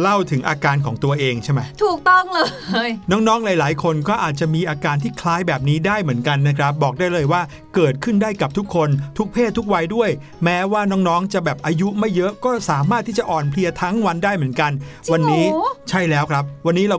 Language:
Thai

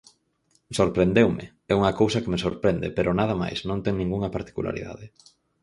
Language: Galician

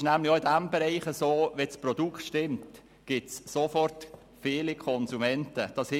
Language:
Swiss German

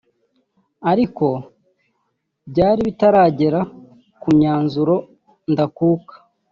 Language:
Kinyarwanda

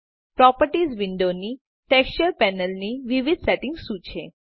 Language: Gujarati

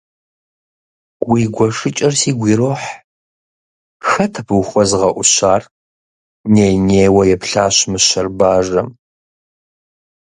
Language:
Kabardian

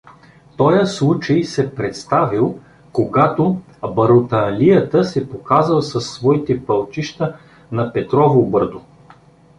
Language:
Bulgarian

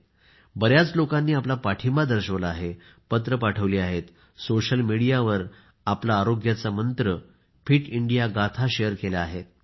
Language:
Marathi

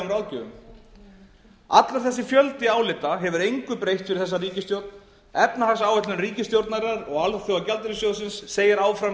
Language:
Icelandic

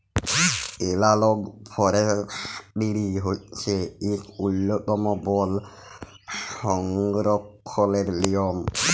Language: Bangla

